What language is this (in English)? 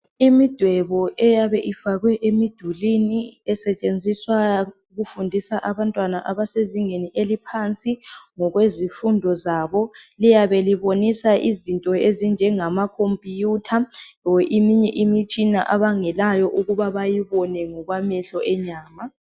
North Ndebele